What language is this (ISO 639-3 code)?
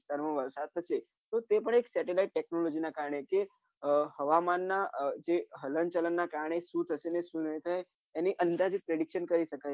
guj